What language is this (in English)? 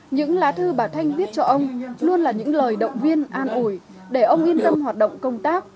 Vietnamese